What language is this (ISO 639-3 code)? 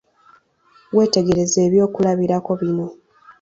lug